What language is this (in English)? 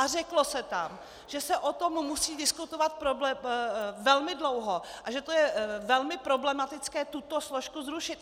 Czech